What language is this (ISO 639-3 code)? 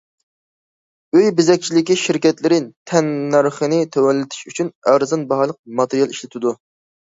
uig